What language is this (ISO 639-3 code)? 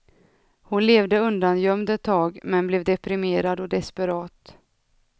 swe